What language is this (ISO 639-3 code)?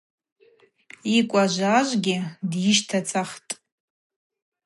abq